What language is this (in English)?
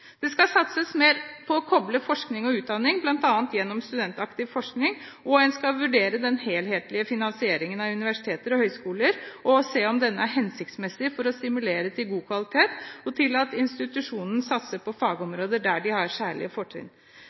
Norwegian Bokmål